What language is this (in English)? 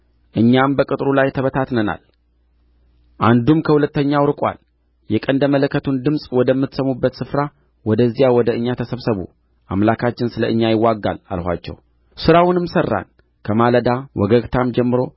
Amharic